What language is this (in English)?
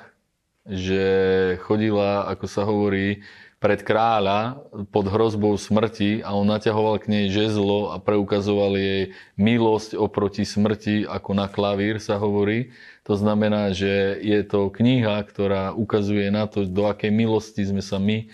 Slovak